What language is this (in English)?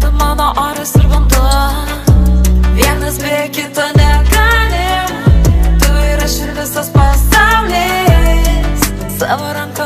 Russian